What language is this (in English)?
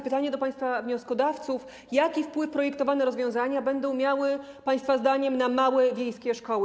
Polish